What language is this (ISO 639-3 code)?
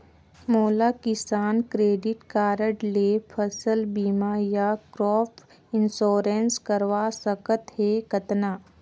hne